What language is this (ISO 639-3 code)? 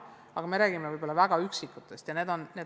est